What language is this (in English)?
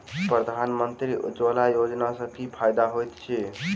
Maithili